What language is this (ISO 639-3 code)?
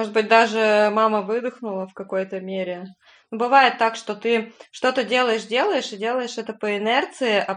rus